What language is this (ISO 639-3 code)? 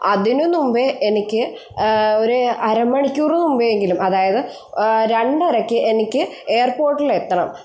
mal